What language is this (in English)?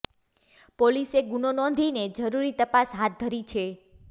Gujarati